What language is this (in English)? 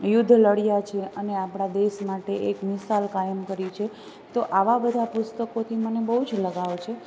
Gujarati